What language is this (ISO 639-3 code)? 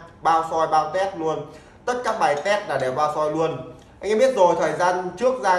vie